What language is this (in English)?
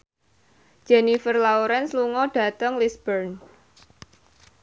Javanese